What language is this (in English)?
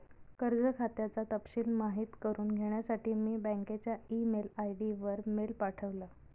Marathi